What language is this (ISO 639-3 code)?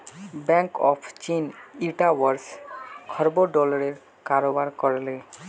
mag